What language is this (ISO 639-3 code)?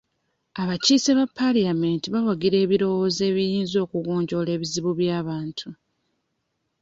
lug